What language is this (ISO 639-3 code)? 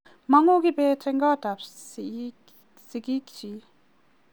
kln